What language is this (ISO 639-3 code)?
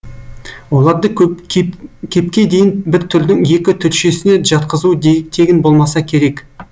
kaz